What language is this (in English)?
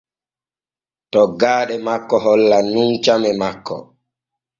Borgu Fulfulde